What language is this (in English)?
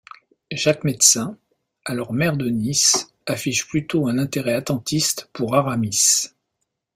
French